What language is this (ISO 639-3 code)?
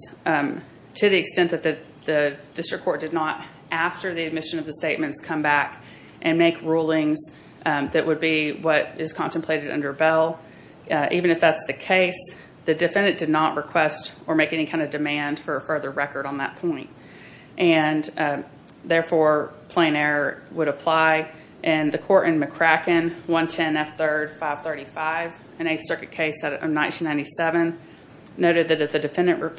eng